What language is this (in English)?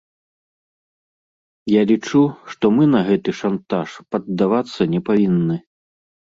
Belarusian